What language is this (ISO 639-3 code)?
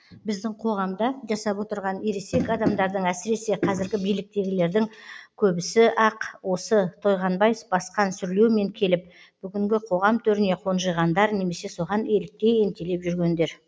kaz